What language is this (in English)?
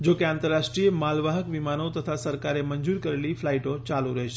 Gujarati